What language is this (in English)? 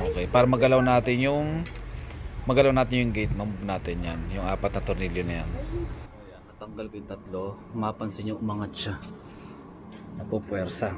Filipino